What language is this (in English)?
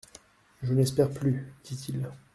French